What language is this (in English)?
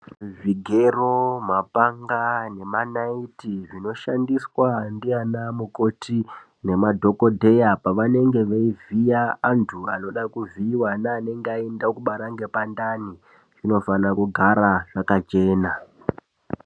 Ndau